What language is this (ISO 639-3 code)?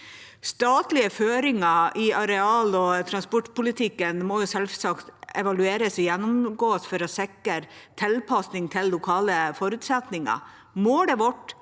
nor